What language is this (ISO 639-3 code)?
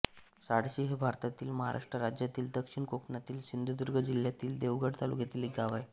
mar